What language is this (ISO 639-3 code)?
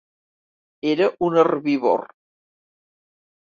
cat